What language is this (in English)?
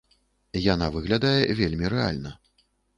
Belarusian